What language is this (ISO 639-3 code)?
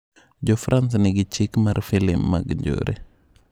luo